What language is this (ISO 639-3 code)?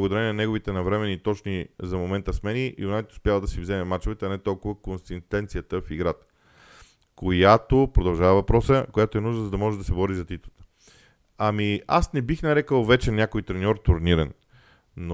bul